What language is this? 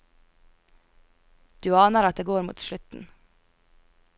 Norwegian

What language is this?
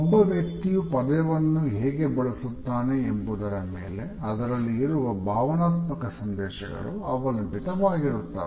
Kannada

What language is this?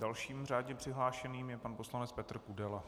Czech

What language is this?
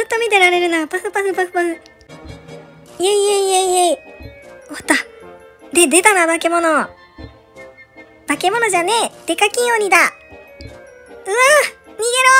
Japanese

